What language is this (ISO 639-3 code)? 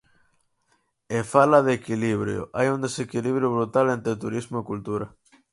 glg